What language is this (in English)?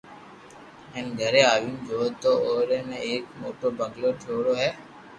Loarki